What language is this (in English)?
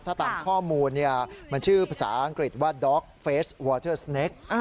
Thai